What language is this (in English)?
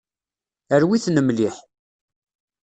Kabyle